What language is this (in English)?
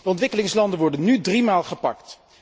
Dutch